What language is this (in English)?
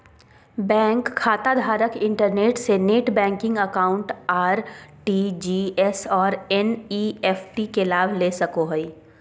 Magahi